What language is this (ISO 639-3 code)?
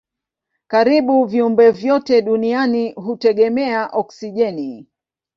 swa